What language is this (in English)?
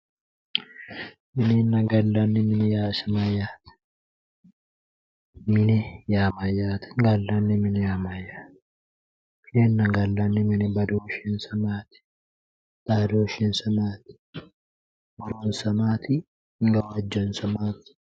Sidamo